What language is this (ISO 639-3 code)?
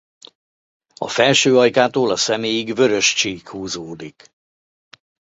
hun